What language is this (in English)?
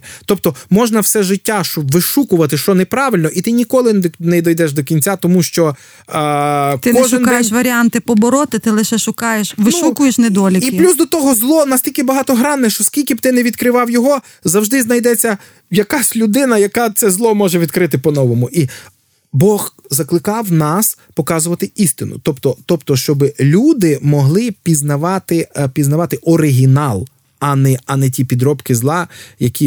Ukrainian